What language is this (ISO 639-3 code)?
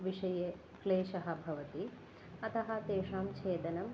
san